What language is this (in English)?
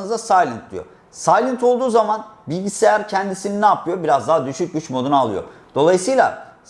Turkish